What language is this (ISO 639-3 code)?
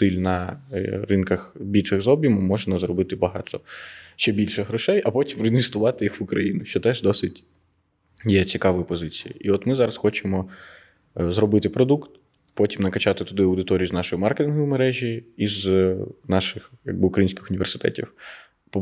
ukr